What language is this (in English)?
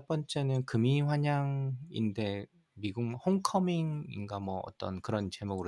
Korean